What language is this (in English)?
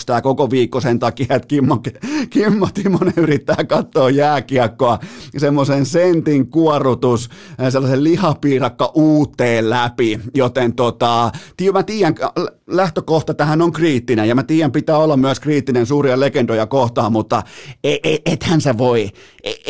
Finnish